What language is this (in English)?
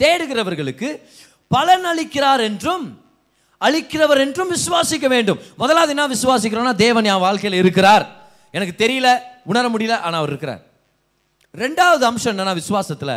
Tamil